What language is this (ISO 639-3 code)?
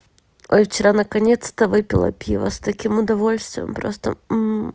rus